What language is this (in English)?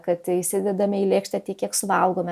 Lithuanian